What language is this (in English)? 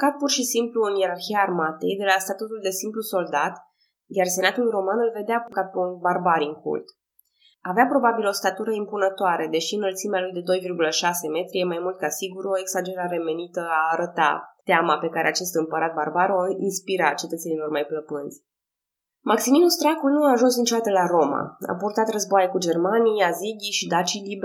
Romanian